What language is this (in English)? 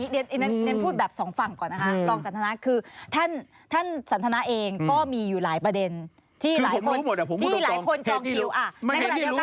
Thai